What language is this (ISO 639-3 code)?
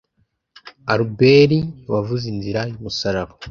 kin